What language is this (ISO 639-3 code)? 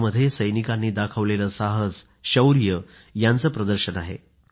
mar